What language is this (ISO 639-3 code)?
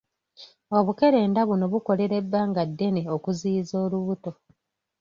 lug